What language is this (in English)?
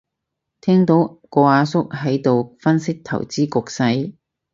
Cantonese